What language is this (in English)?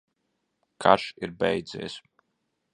Latvian